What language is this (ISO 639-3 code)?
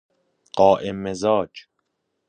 fas